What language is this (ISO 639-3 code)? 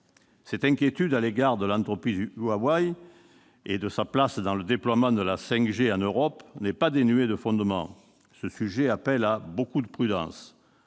fra